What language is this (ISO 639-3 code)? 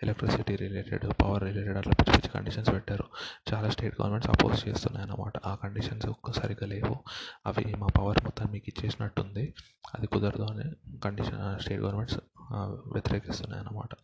tel